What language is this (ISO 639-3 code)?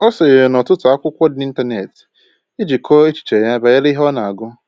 ibo